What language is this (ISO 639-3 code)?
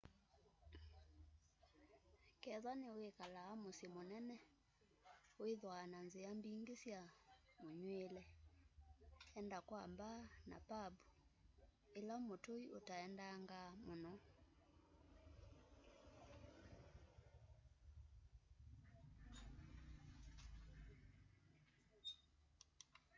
kam